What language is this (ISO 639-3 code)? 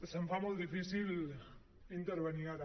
cat